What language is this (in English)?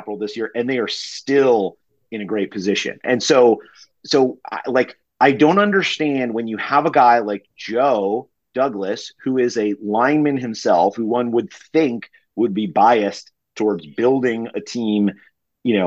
English